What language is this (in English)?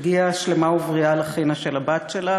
Hebrew